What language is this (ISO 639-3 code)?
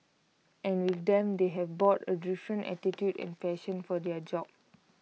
eng